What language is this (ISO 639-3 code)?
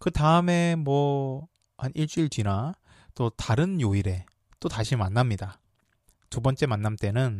kor